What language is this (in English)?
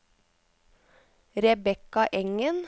Norwegian